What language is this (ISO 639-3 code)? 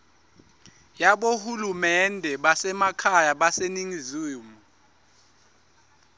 ssw